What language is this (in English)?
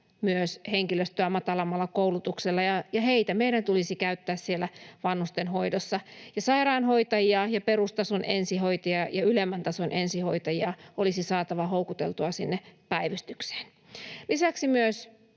Finnish